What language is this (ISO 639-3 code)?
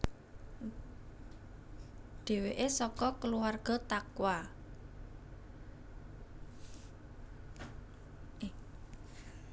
jav